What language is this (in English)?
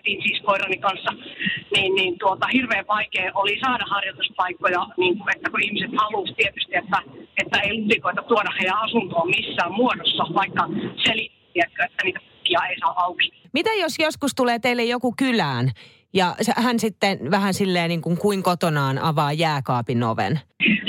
Finnish